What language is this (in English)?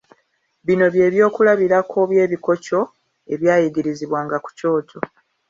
Ganda